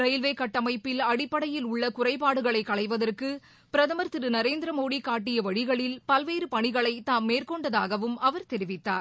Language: Tamil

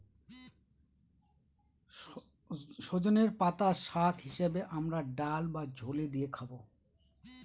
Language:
Bangla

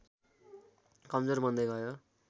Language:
Nepali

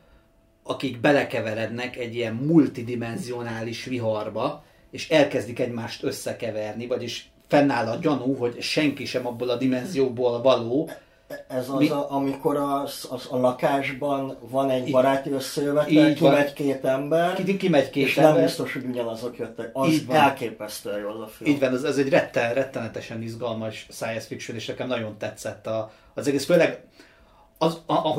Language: Hungarian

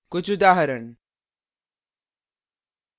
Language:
Hindi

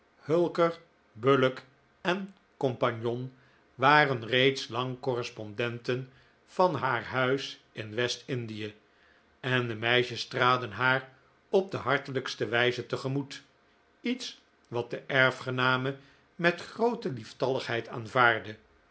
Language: Dutch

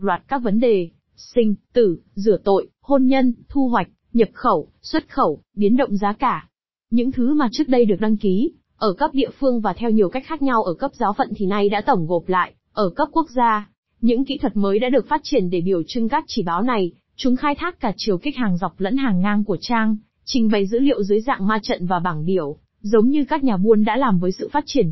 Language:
Vietnamese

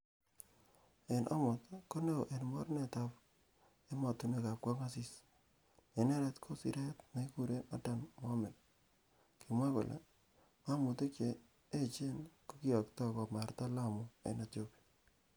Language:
Kalenjin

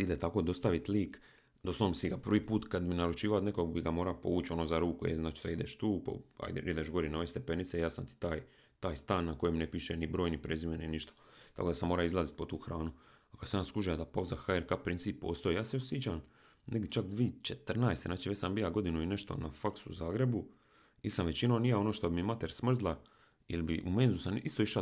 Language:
Croatian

